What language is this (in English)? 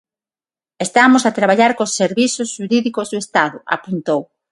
Galician